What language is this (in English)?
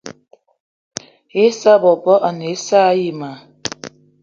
Eton (Cameroon)